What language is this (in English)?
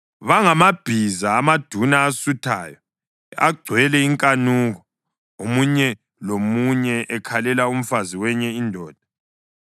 North Ndebele